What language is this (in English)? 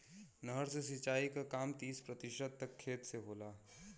Bhojpuri